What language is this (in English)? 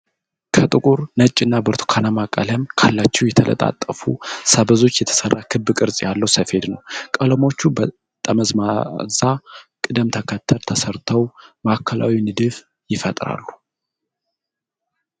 Amharic